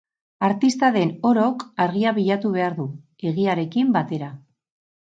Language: Basque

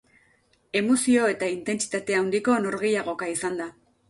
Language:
Basque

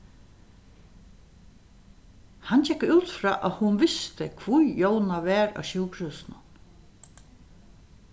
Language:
Faroese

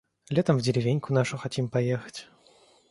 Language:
Russian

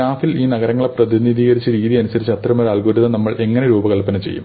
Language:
Malayalam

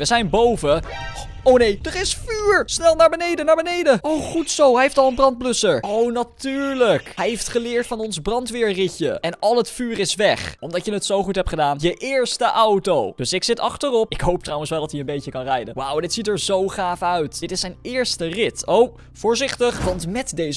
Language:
Dutch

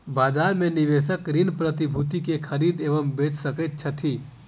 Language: Maithili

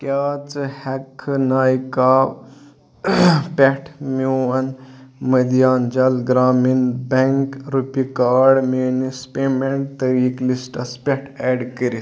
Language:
Kashmiri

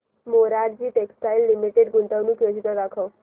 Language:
Marathi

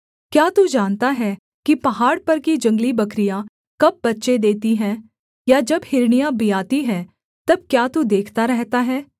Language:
Hindi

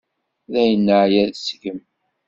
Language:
Kabyle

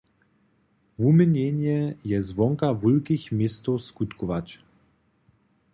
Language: Upper Sorbian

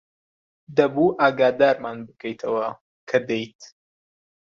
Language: Central Kurdish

